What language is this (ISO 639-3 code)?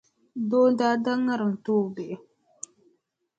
dag